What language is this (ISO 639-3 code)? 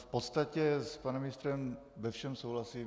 ces